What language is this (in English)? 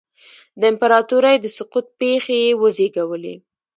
Pashto